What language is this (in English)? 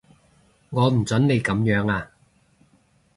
Cantonese